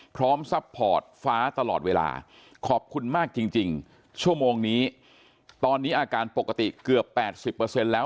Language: Thai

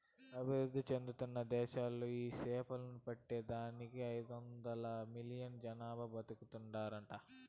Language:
Telugu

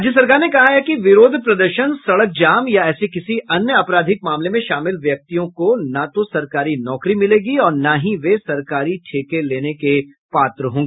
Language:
Hindi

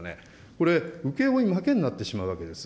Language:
Japanese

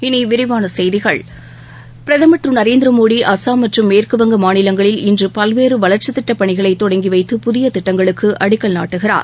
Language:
Tamil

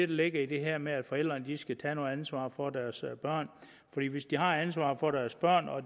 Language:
Danish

